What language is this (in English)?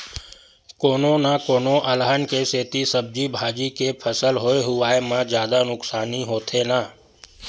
Chhattisgarhi